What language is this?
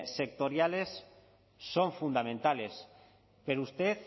Spanish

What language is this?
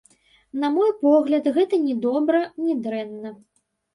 Belarusian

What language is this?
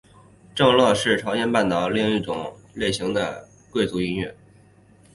Chinese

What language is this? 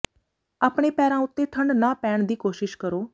Punjabi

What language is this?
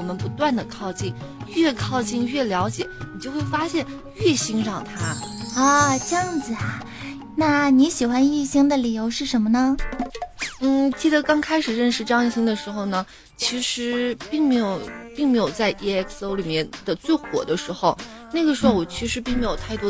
Chinese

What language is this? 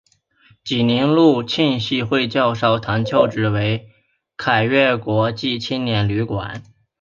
Chinese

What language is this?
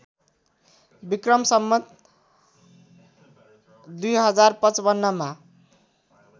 Nepali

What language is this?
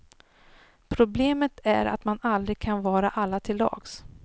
Swedish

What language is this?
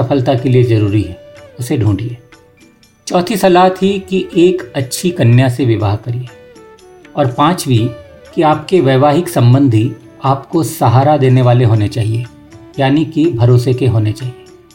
Hindi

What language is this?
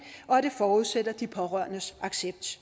Danish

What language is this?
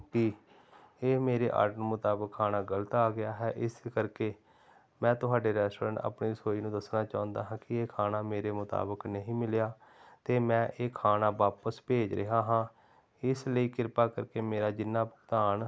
Punjabi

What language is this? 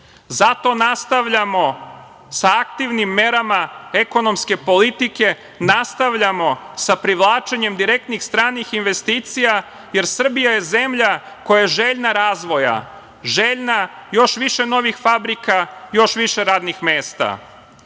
Serbian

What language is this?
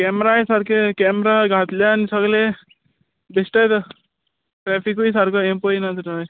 Konkani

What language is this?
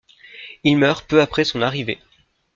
French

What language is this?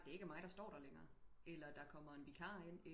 Danish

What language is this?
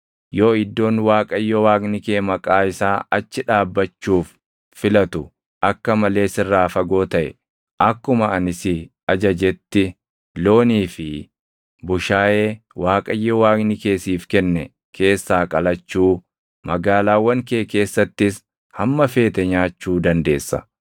Oromo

